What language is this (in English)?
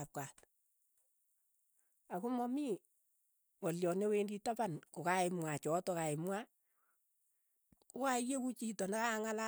Keiyo